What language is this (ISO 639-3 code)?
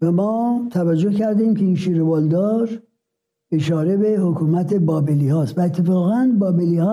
fas